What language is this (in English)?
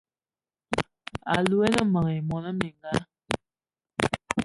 Eton (Cameroon)